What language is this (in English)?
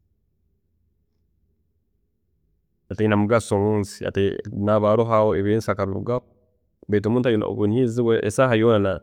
Tooro